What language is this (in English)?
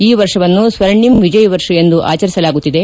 Kannada